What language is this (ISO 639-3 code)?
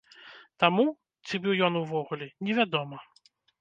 bel